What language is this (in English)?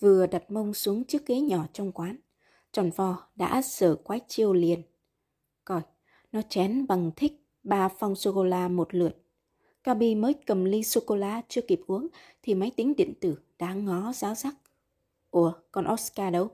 Vietnamese